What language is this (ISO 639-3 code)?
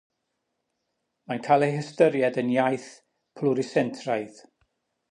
cym